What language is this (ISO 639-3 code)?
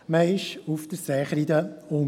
gsw